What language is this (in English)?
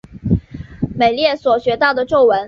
Chinese